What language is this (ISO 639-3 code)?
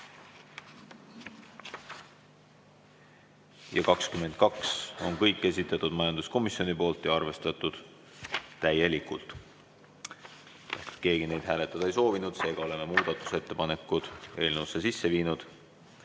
est